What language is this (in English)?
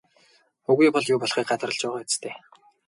Mongolian